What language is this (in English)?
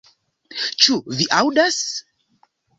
Esperanto